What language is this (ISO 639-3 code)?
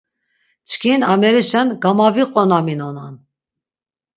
lzz